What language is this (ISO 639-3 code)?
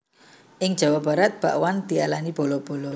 jav